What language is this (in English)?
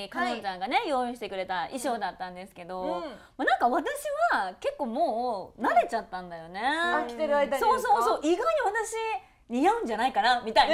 Japanese